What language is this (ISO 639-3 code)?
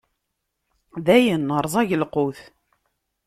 kab